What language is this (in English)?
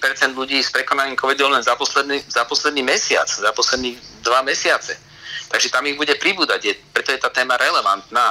Slovak